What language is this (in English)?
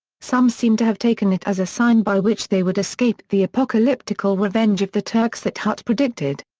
English